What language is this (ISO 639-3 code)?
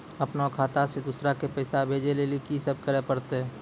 mai